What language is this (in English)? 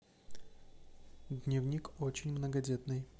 Russian